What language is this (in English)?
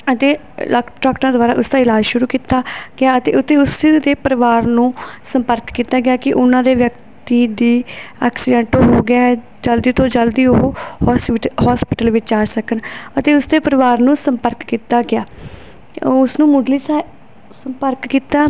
Punjabi